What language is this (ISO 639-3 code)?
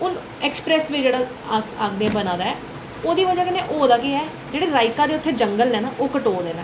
doi